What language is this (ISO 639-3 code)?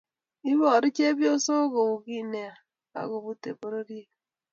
kln